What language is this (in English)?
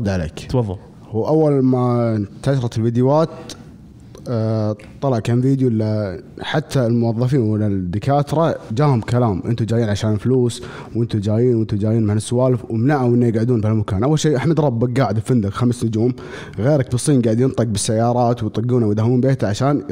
Arabic